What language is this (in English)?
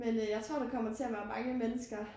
Danish